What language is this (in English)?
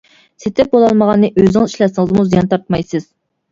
Uyghur